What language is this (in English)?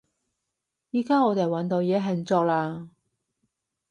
Cantonese